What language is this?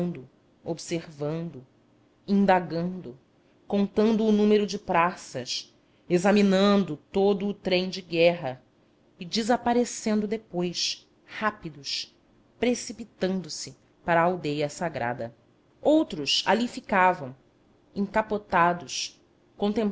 Portuguese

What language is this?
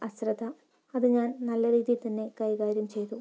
Malayalam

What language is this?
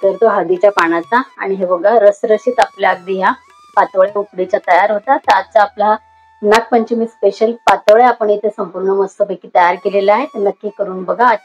Hindi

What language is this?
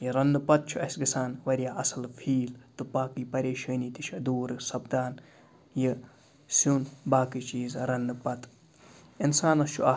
Kashmiri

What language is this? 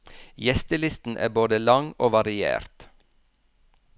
Norwegian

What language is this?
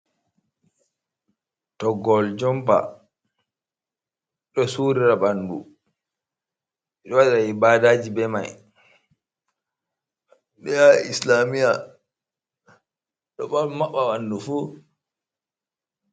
Fula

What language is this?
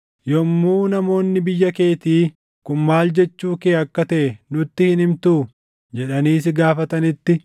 Oromo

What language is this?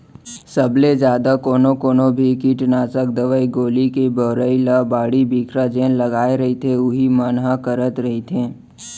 Chhattisgarhi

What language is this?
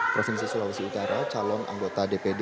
Indonesian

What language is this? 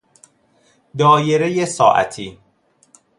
Persian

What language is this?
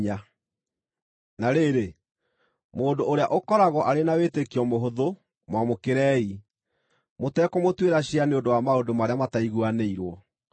Kikuyu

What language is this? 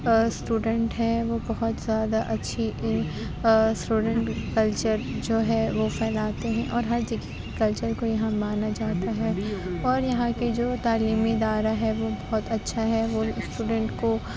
Urdu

